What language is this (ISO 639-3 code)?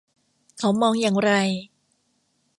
tha